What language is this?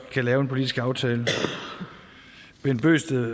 Danish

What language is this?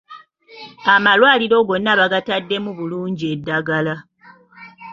Ganda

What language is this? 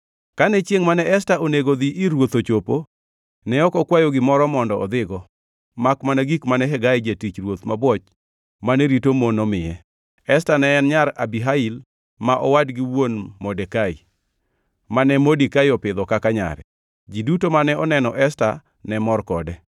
Luo (Kenya and Tanzania)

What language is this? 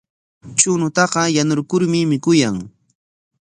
Corongo Ancash Quechua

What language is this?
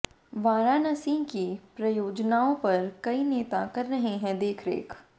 Hindi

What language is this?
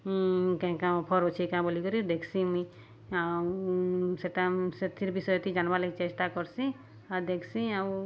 Odia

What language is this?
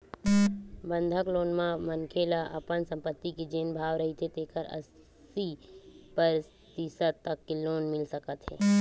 Chhattisgarhi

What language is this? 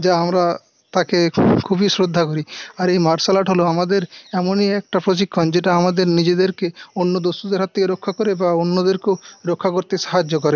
Bangla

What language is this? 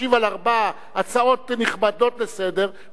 Hebrew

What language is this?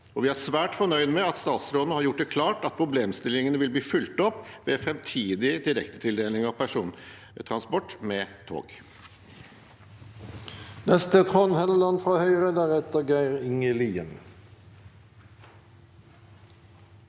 Norwegian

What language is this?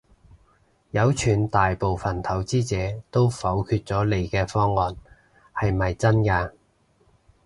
Cantonese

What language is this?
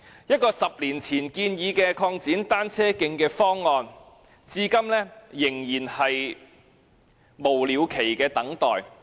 Cantonese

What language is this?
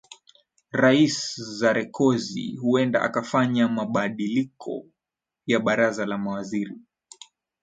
Swahili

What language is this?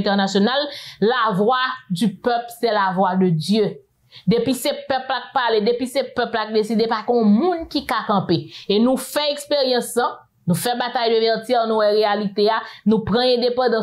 French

